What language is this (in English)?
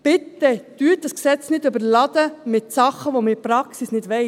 Swiss German